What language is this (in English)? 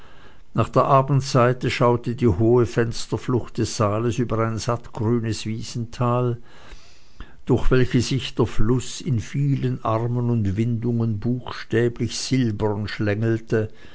German